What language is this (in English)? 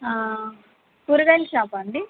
Telugu